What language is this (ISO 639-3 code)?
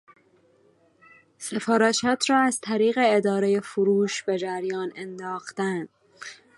fas